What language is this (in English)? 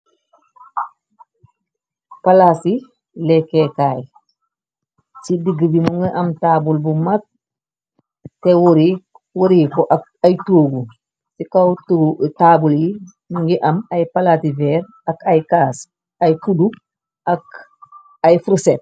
Wolof